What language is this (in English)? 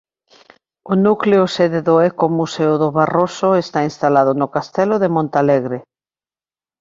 Galician